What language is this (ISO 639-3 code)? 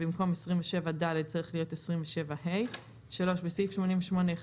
heb